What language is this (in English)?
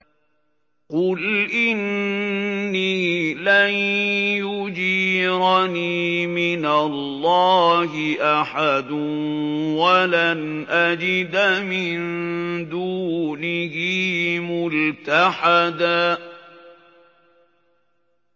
Arabic